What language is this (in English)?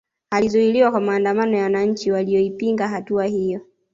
Swahili